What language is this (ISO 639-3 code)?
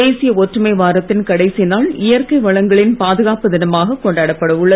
tam